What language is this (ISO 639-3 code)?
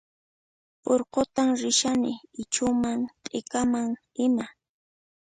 qxp